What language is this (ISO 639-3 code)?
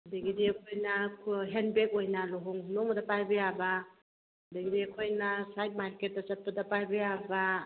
mni